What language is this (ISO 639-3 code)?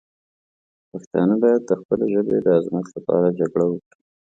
pus